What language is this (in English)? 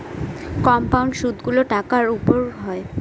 Bangla